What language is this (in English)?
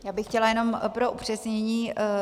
Czech